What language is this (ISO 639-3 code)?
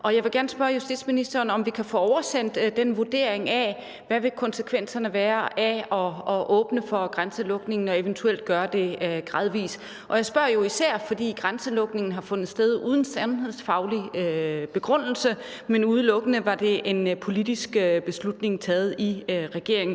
dan